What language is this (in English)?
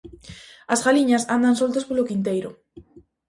Galician